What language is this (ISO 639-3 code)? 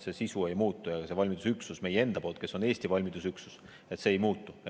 est